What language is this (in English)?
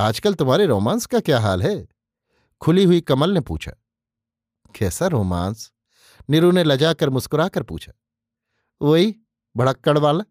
Hindi